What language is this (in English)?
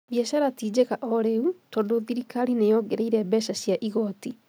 Kikuyu